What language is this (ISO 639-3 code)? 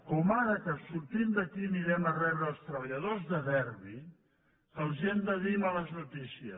cat